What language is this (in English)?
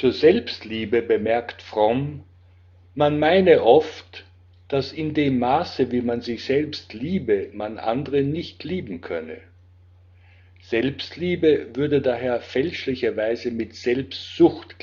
German